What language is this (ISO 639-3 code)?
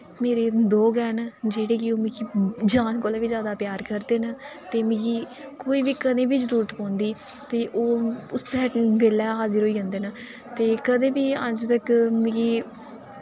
doi